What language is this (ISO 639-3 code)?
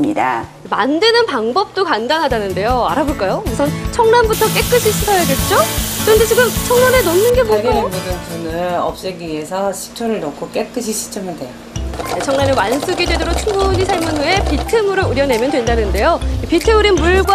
kor